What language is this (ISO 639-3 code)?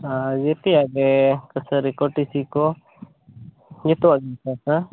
sat